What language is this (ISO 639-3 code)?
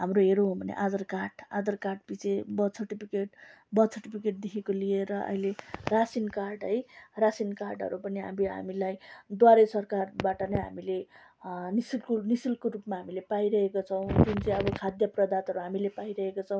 nep